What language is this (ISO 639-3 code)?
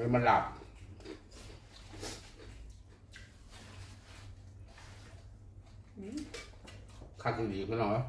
tha